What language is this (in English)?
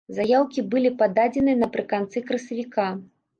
Belarusian